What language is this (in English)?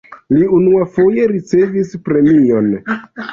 Esperanto